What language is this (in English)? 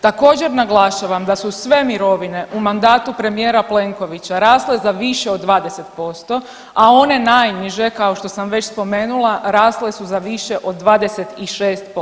Croatian